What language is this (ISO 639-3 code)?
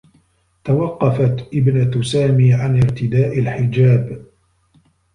ara